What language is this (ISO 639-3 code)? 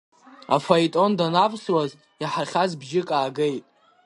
abk